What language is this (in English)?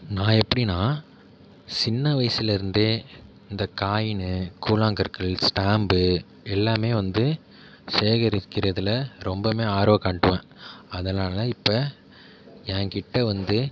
Tamil